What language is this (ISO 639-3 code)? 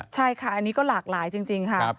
tha